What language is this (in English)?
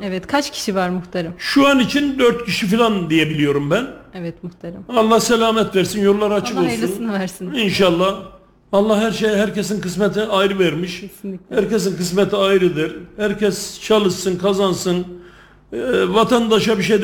Turkish